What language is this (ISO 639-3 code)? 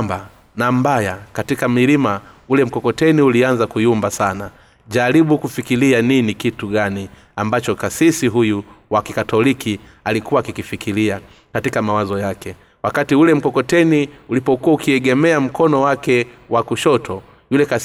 swa